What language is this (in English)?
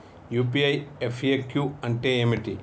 Telugu